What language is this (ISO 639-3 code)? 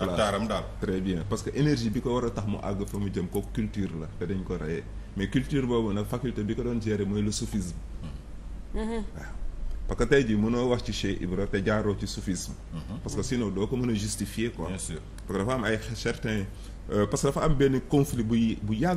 fra